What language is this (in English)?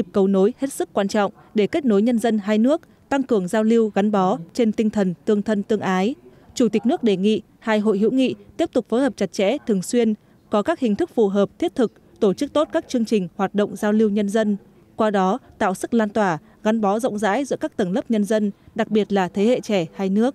Vietnamese